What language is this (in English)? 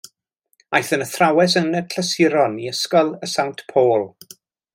Welsh